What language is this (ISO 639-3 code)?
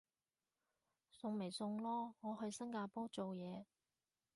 yue